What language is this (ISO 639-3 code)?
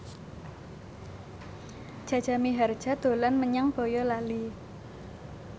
jav